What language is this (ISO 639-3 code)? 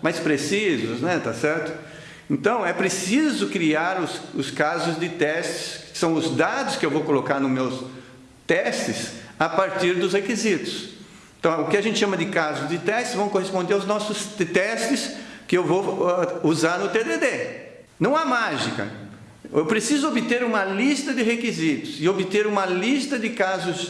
por